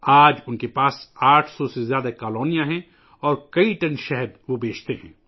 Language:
Urdu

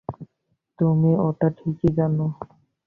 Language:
Bangla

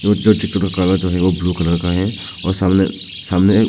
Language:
Hindi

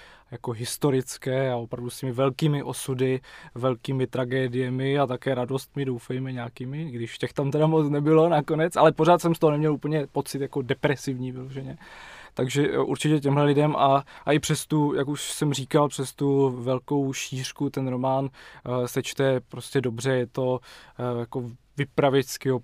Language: Czech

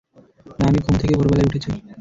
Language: Bangla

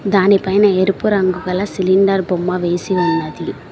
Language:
Telugu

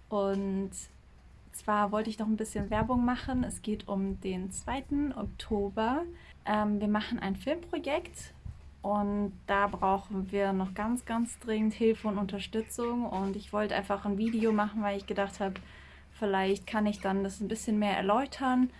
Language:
German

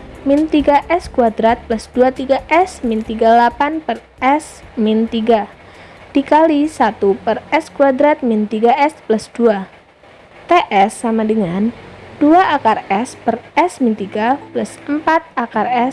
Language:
Indonesian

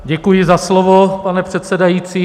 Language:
Czech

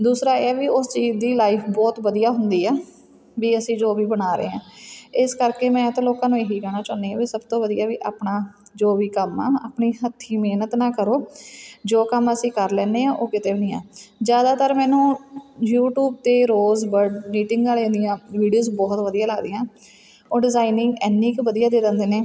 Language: Punjabi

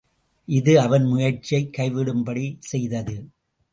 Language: Tamil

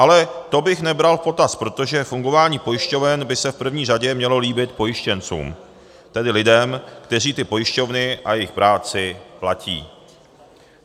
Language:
Czech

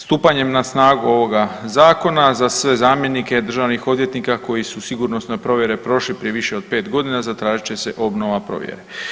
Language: Croatian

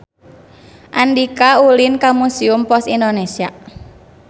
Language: Sundanese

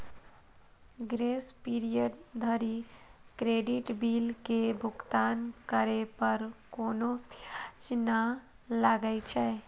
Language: Maithili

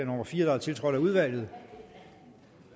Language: Danish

